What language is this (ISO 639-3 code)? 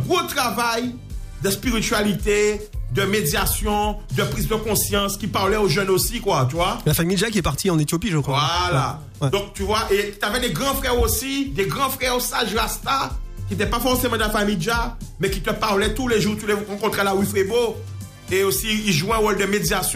fra